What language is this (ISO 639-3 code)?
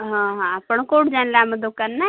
ori